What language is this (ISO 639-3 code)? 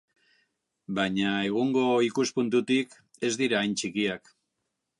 eus